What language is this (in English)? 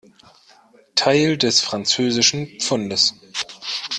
German